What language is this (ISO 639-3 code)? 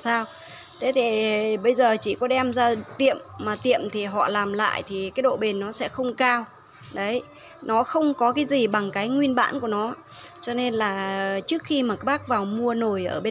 vie